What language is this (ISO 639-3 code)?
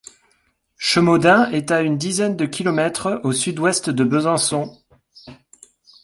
fra